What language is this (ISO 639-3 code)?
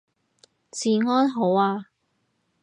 yue